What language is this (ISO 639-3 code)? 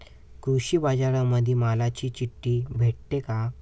mar